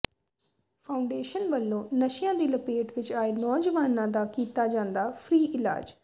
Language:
Punjabi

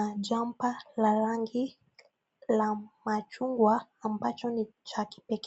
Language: Swahili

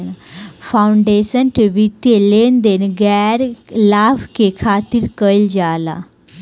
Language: Bhojpuri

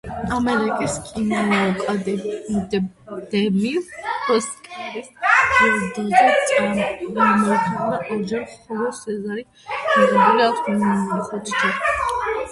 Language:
Georgian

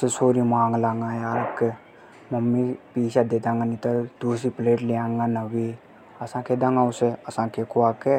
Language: Hadothi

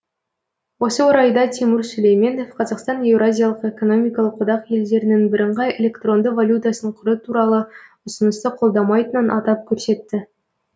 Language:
Kazakh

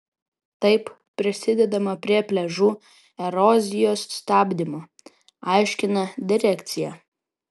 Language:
Lithuanian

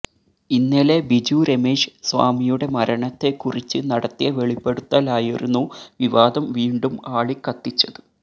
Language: Malayalam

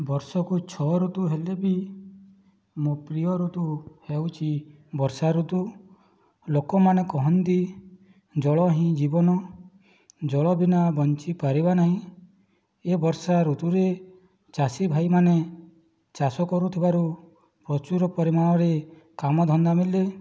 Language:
Odia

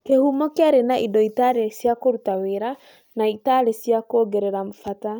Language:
Kikuyu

